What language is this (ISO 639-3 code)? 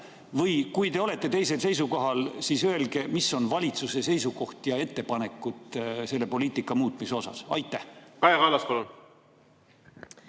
est